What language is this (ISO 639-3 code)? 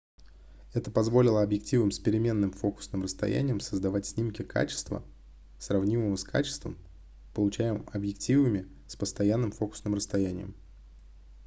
rus